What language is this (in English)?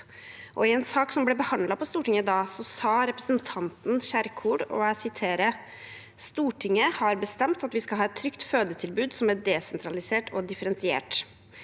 Norwegian